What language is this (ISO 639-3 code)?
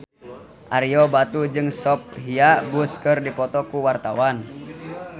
sun